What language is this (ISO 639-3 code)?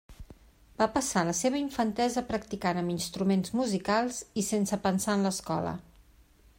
cat